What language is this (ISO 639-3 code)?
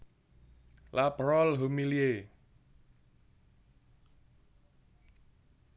jav